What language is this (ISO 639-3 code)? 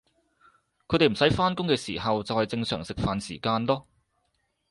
yue